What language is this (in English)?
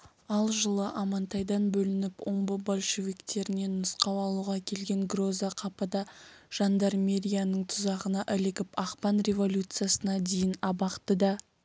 Kazakh